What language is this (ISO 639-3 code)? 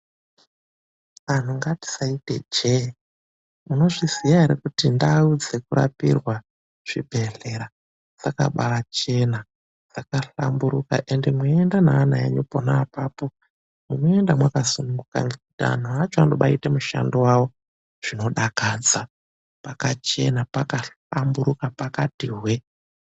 ndc